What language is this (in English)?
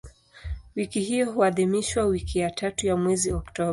Swahili